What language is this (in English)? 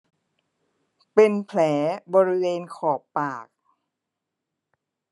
Thai